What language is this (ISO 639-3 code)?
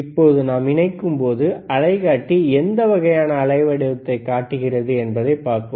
tam